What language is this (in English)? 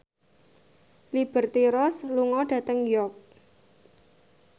Javanese